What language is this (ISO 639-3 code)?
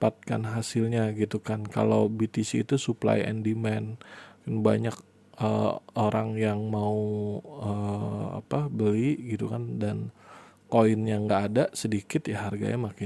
ind